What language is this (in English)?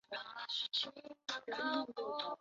Chinese